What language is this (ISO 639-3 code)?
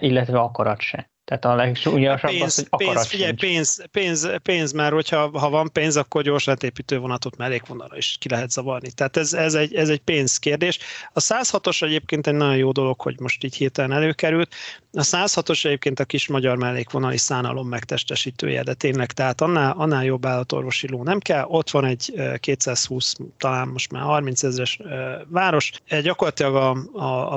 hun